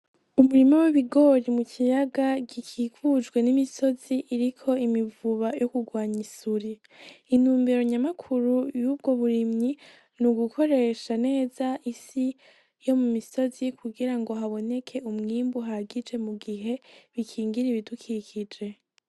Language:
Rundi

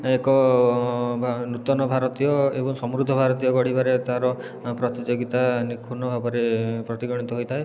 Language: Odia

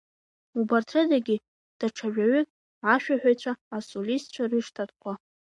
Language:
Abkhazian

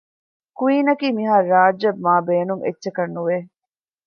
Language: Divehi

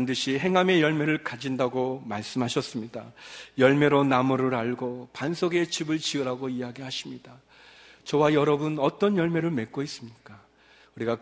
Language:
Korean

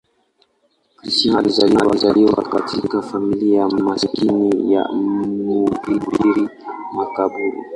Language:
Swahili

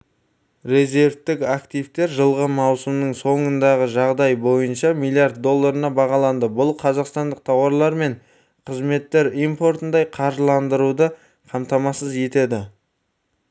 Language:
Kazakh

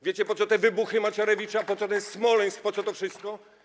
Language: Polish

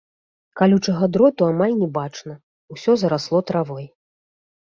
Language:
Belarusian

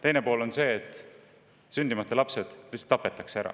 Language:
Estonian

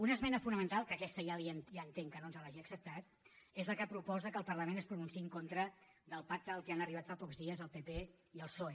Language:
Catalan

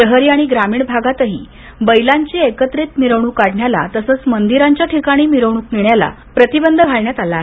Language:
Marathi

